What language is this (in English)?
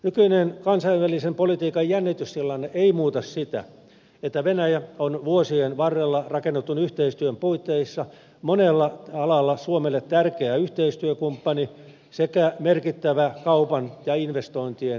Finnish